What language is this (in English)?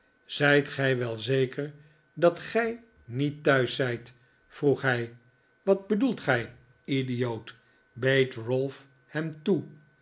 Dutch